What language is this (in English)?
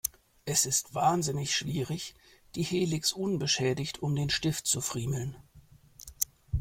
German